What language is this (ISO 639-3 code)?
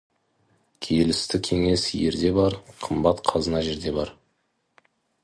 kaz